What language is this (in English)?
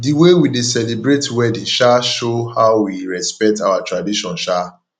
Nigerian Pidgin